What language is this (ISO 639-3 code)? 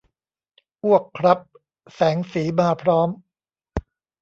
tha